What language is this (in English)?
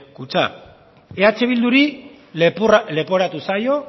Basque